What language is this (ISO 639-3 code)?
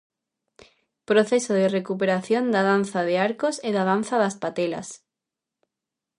glg